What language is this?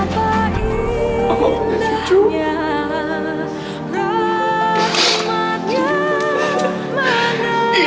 Indonesian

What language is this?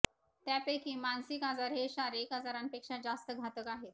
Marathi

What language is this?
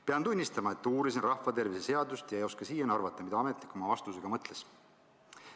Estonian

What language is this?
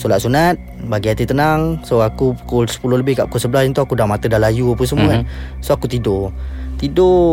Malay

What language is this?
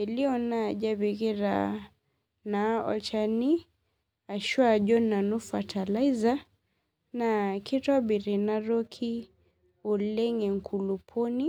Masai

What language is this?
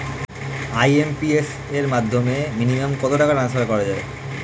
Bangla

